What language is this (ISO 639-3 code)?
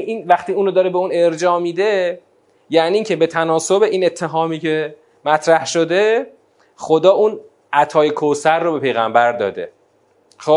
fas